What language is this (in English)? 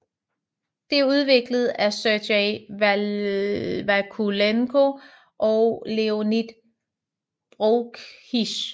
Danish